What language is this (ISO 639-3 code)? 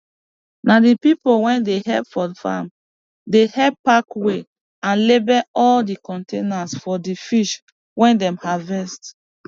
pcm